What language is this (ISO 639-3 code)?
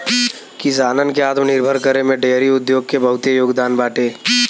bho